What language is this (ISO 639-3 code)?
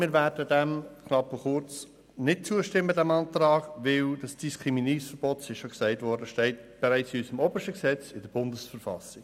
gsw